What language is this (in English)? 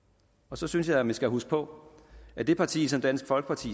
Danish